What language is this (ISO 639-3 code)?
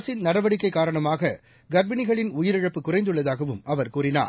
tam